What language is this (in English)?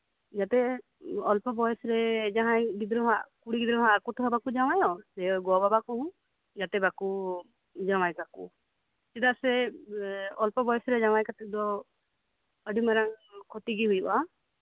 Santali